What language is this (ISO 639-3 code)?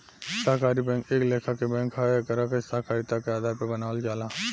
bho